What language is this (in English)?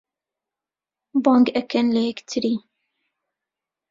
Central Kurdish